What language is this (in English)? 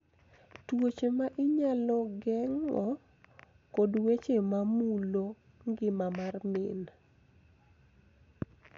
Luo (Kenya and Tanzania)